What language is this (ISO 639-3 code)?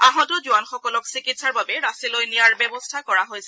asm